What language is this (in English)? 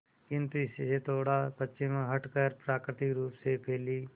Hindi